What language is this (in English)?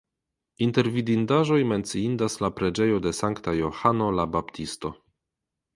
Esperanto